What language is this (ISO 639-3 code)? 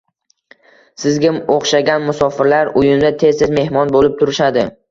uzb